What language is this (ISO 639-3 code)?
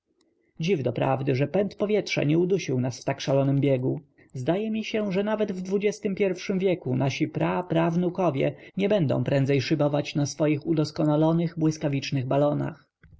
pol